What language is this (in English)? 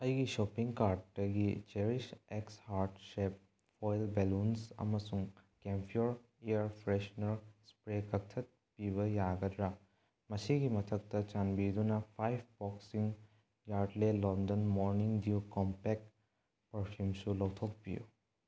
Manipuri